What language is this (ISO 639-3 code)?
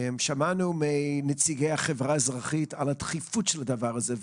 heb